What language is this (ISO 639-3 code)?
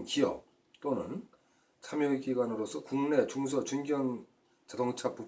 kor